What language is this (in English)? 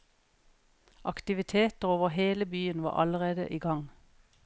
Norwegian